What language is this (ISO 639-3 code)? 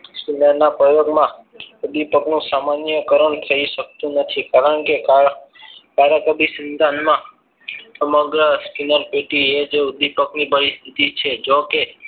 guj